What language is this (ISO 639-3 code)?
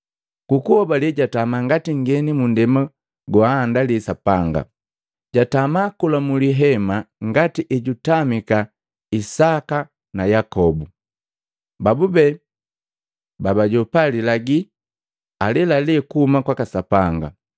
mgv